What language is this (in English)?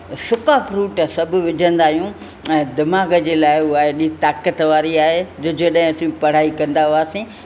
Sindhi